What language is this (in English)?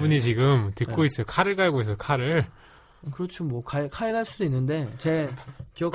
Korean